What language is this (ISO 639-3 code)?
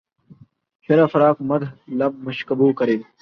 urd